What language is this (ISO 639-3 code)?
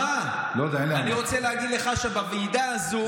heb